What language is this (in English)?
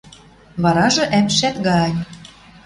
Western Mari